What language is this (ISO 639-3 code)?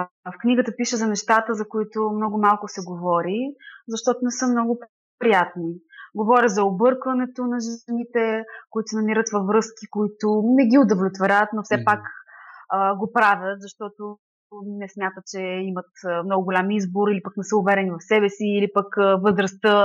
bul